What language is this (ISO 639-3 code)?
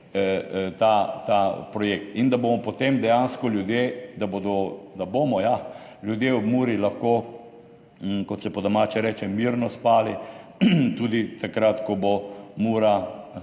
slv